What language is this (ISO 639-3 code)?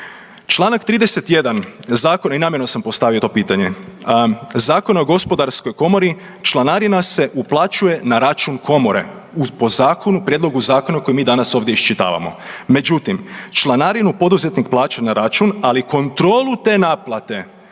hrv